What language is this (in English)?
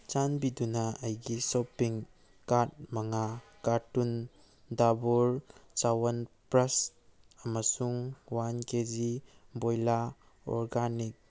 Manipuri